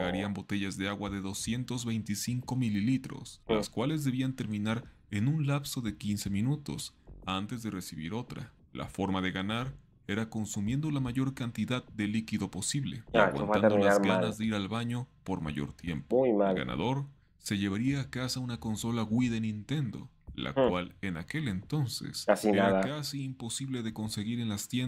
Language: Spanish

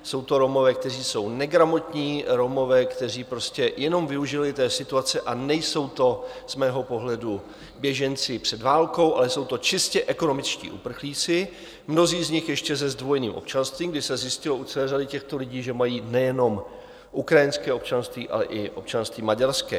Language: Czech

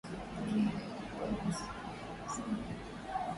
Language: Swahili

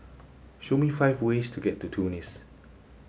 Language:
English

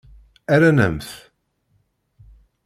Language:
Kabyle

